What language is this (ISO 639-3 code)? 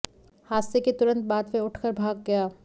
hin